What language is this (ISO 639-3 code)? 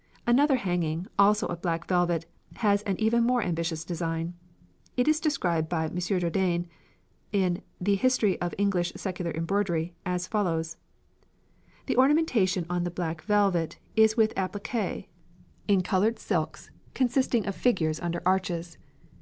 eng